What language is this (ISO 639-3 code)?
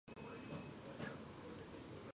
kat